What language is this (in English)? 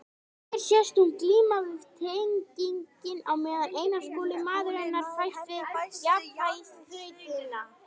Icelandic